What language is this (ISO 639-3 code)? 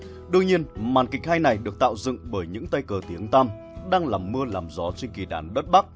vie